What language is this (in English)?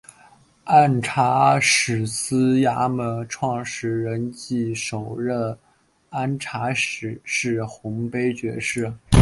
Chinese